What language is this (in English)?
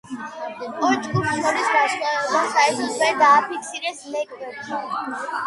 Georgian